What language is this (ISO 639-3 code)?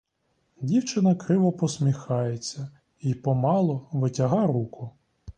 ukr